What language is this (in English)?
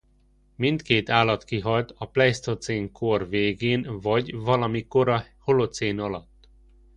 Hungarian